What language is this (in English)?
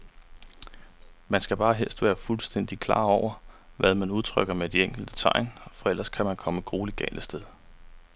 Danish